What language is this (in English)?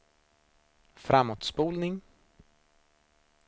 Swedish